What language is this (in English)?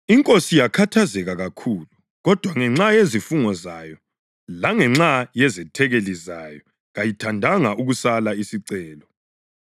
North Ndebele